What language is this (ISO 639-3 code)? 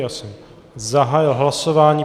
ces